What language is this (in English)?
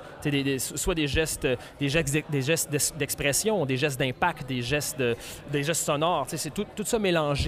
French